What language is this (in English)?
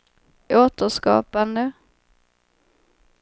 Swedish